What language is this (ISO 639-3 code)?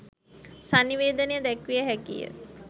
sin